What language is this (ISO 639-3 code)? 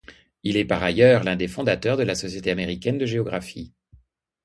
fra